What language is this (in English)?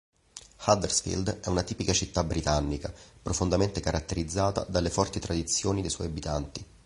Italian